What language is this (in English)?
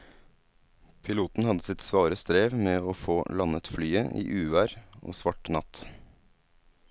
Norwegian